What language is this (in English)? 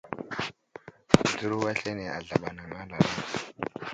Wuzlam